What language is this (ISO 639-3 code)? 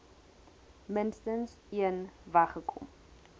afr